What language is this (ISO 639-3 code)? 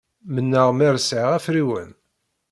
kab